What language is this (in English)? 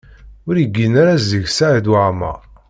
Kabyle